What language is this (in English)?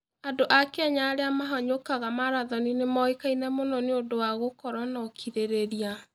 Kikuyu